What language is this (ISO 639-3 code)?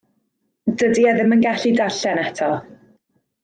cym